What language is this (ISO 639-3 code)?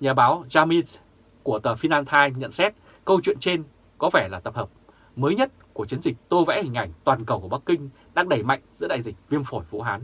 vie